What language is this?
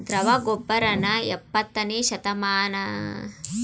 Kannada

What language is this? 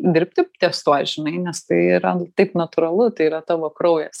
Lithuanian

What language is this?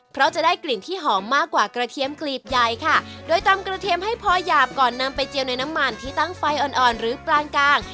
Thai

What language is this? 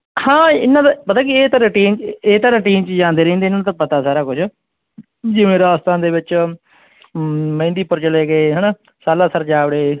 Punjabi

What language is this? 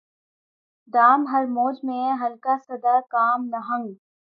Urdu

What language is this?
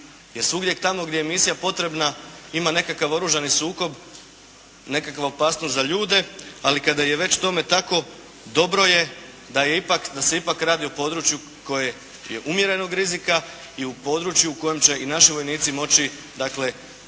Croatian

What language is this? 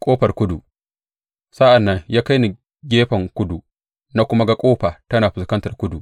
Hausa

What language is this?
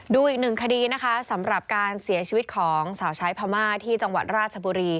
Thai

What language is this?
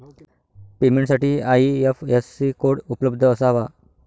Marathi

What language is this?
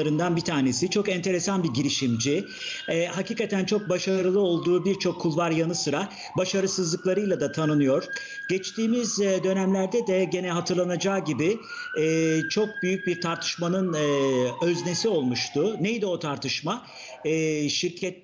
Turkish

